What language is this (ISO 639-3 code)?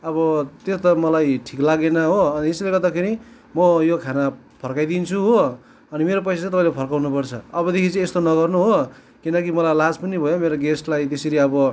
nep